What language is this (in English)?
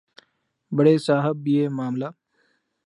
Urdu